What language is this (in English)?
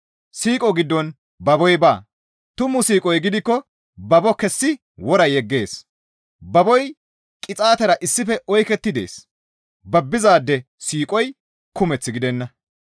Gamo